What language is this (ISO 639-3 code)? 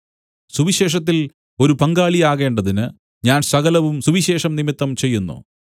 mal